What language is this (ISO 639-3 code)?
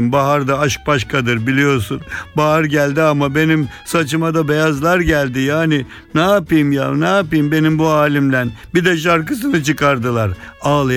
tur